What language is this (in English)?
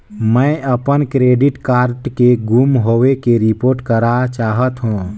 Chhattisgarhi